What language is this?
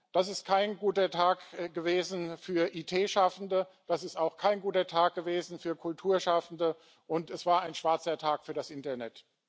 German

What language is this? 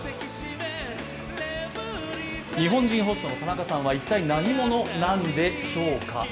Japanese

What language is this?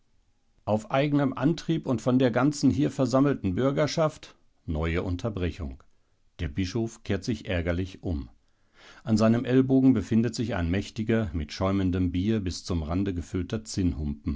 German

